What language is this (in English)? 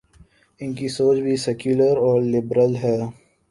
Urdu